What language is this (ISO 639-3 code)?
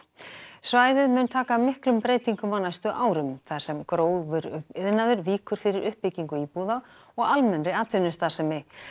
isl